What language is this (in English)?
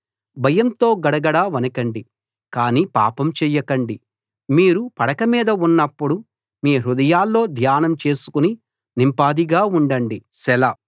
Telugu